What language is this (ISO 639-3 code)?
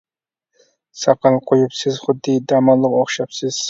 uig